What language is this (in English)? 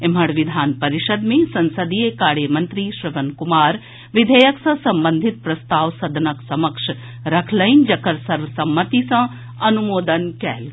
Maithili